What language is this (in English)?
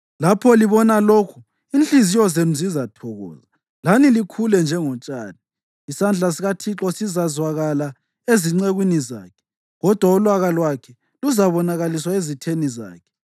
North Ndebele